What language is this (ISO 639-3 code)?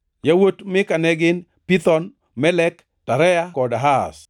luo